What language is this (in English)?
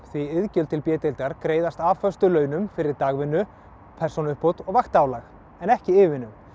Icelandic